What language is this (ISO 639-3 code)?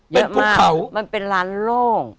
tha